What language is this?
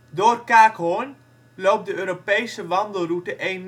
Dutch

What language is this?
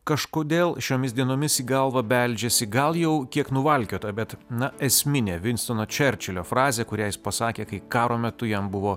Lithuanian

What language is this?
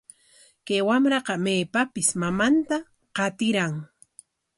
Corongo Ancash Quechua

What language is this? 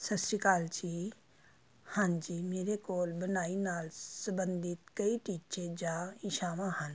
Punjabi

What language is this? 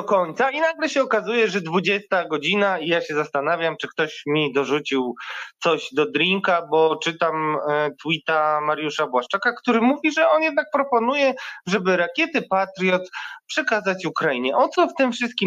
Polish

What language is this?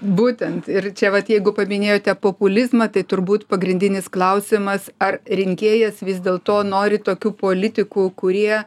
Lithuanian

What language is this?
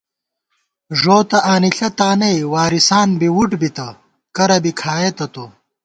Gawar-Bati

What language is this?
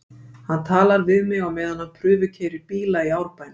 Icelandic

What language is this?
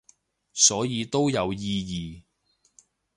Cantonese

